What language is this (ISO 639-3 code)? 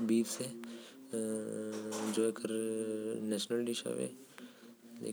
kfp